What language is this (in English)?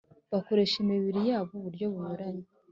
Kinyarwanda